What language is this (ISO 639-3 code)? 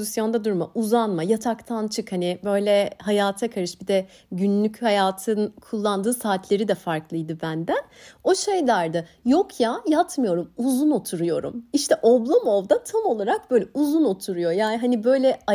tur